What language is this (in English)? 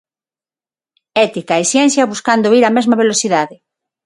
Galician